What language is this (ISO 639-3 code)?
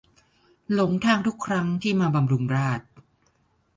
tha